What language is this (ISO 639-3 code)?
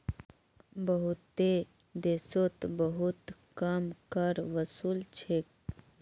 mag